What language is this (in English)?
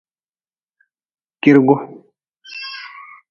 Nawdm